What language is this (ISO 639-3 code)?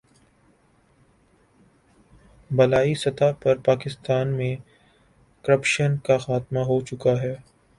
urd